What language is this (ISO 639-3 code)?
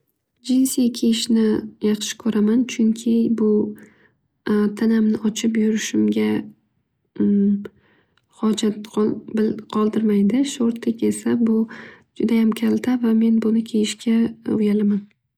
uzb